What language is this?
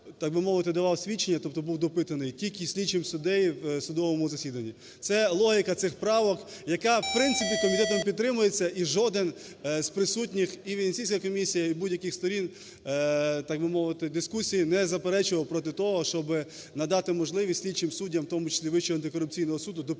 Ukrainian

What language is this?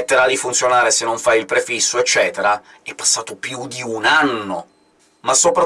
Italian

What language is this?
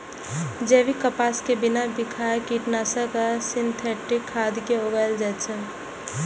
Maithili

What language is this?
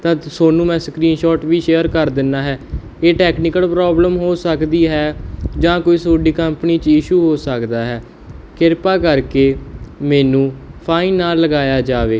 Punjabi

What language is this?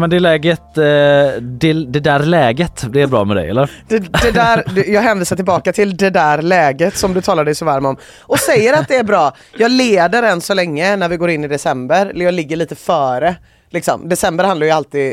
Swedish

